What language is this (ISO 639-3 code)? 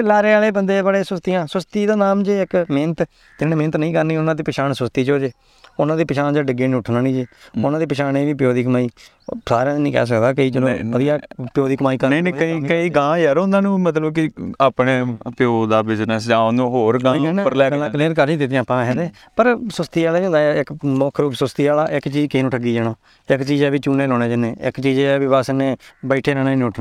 pan